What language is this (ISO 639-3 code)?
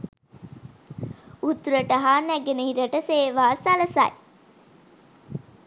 sin